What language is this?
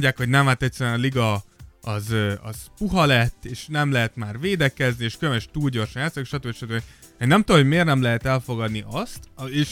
Hungarian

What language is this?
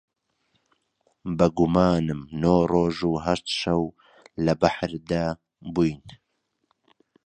Central Kurdish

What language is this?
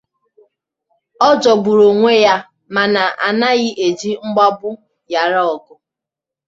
Igbo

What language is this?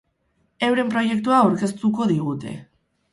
Basque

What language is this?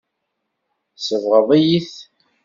Kabyle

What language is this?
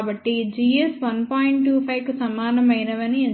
Telugu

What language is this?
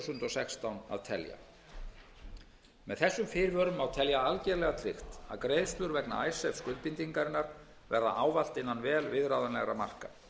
Icelandic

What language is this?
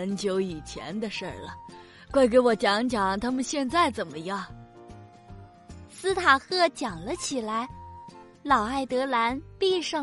Chinese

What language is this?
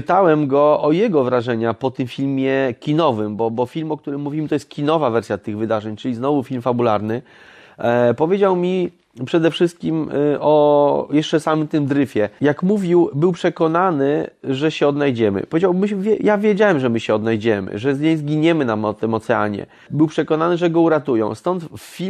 Polish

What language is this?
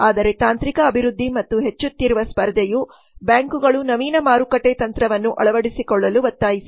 Kannada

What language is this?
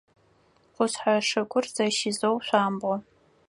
Adyghe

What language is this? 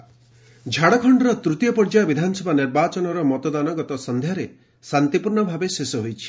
Odia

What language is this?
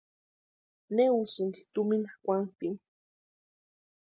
Western Highland Purepecha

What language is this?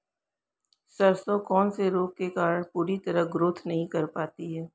Hindi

